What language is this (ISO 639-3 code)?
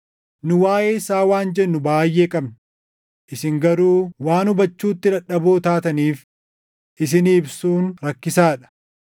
orm